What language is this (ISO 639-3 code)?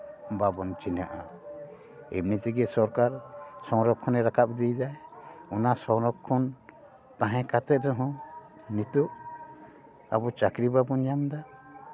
sat